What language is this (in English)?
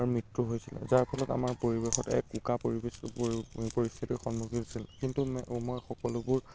Assamese